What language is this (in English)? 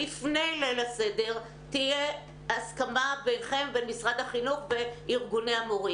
Hebrew